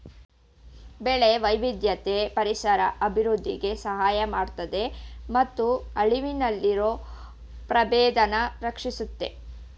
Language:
Kannada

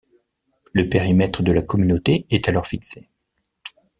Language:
French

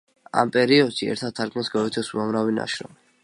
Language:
Georgian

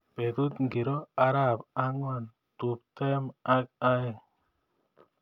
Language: Kalenjin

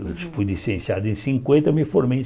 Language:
Portuguese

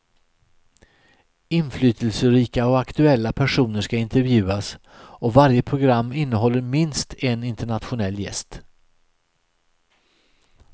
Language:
Swedish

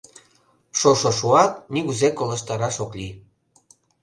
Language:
Mari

